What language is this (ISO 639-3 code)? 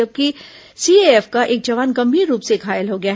hin